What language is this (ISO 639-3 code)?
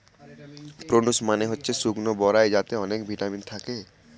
ben